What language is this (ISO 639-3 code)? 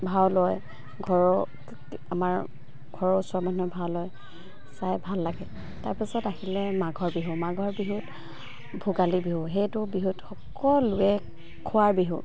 asm